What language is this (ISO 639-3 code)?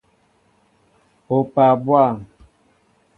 mbo